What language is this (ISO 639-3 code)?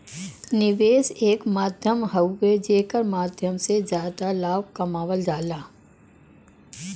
bho